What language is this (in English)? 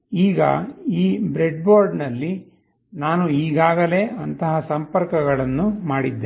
Kannada